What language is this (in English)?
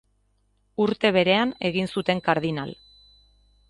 Basque